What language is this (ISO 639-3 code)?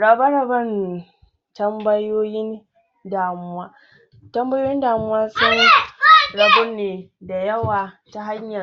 hau